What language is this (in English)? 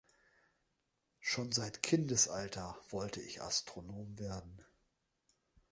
German